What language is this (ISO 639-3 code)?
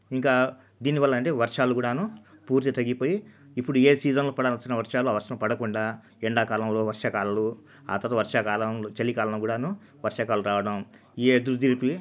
tel